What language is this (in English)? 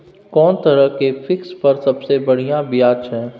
Maithili